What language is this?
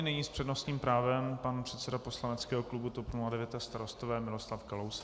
Czech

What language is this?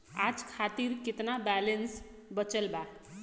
Bhojpuri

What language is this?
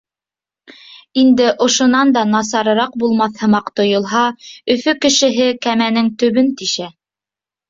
Bashkir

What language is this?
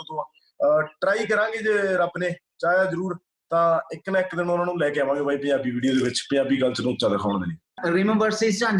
Punjabi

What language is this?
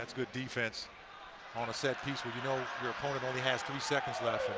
English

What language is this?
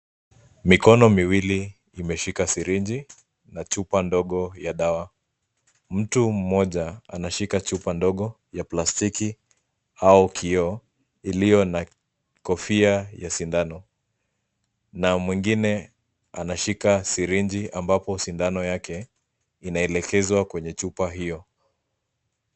Swahili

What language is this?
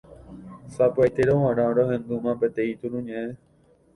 Guarani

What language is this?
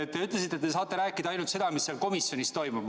Estonian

